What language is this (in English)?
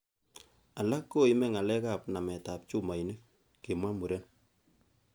Kalenjin